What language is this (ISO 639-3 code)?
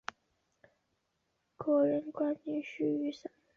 zho